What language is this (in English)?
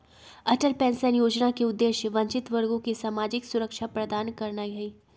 Magahi